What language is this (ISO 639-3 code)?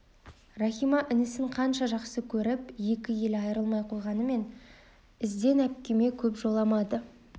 kaz